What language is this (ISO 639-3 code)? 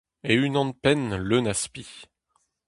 bre